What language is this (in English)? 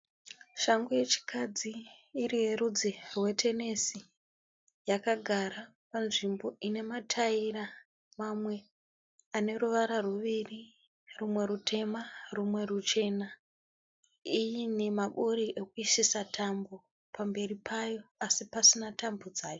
Shona